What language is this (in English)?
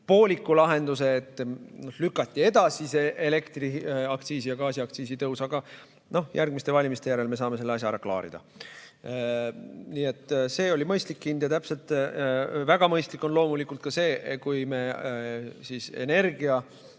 Estonian